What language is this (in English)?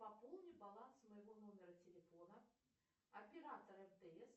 Russian